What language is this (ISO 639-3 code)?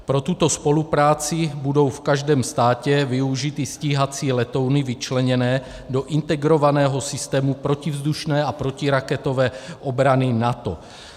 ces